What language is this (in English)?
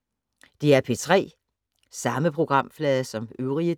Danish